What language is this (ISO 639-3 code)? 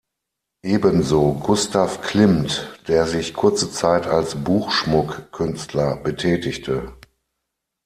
deu